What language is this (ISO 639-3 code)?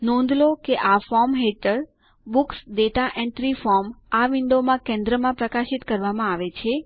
guj